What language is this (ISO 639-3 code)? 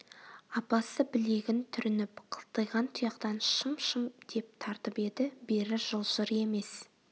kaz